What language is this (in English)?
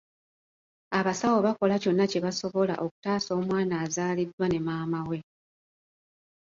Ganda